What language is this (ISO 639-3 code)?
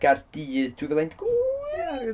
cym